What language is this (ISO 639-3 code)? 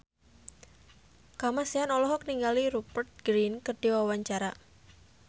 sun